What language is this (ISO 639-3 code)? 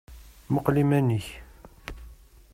kab